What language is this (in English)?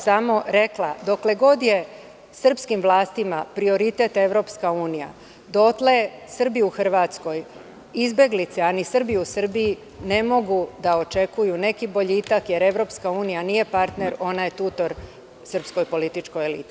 Serbian